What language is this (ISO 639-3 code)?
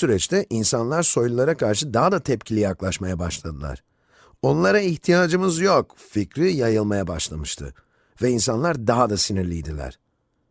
tur